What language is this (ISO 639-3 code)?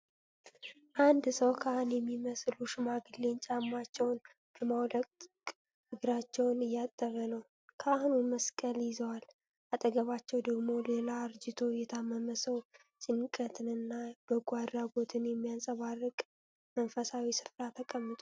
amh